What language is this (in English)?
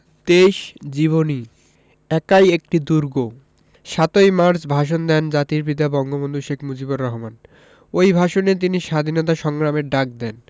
Bangla